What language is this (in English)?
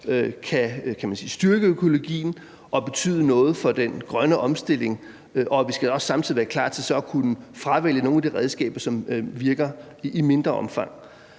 Danish